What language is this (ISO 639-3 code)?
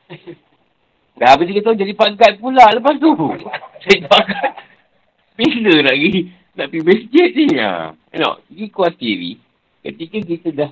msa